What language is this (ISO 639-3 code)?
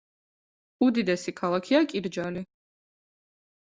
kat